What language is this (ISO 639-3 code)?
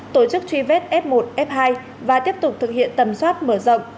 vie